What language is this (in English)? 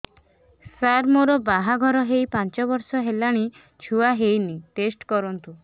Odia